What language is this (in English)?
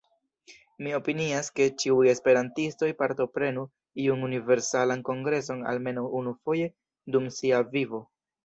Esperanto